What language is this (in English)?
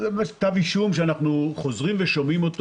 Hebrew